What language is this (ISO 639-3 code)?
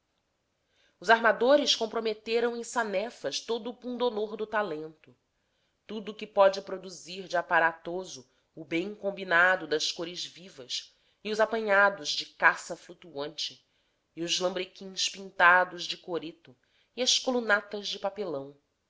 por